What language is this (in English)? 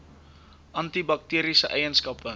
Afrikaans